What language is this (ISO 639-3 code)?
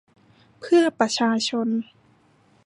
tha